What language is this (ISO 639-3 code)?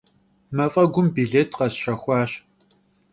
kbd